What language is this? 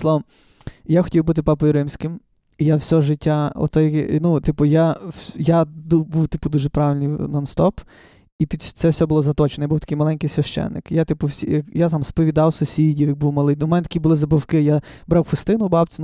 Ukrainian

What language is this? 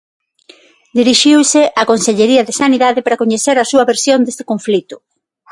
Galician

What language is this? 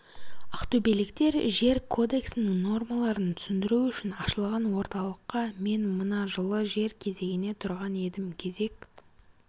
Kazakh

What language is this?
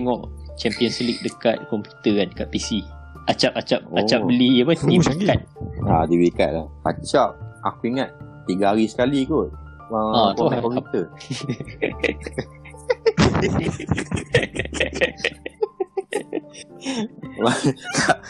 Malay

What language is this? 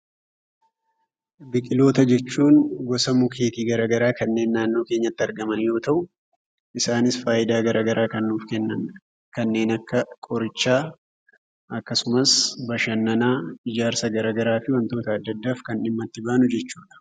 Oromo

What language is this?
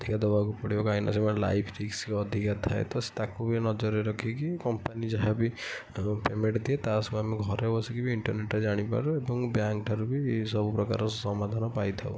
Odia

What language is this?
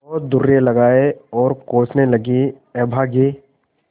Hindi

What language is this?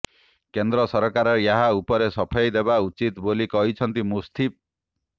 Odia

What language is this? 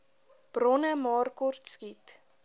Afrikaans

